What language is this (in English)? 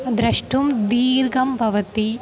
Sanskrit